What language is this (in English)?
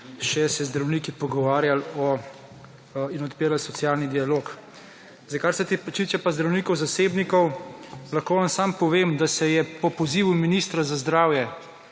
Slovenian